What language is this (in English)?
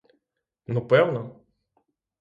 Ukrainian